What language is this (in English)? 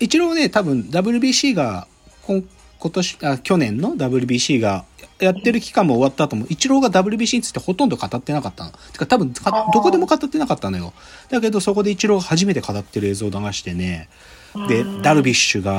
Japanese